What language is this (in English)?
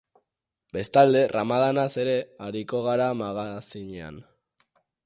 Basque